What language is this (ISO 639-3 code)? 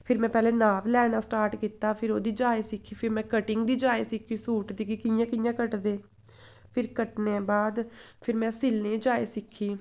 doi